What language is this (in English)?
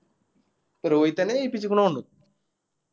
Malayalam